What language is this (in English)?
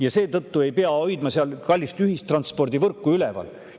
Estonian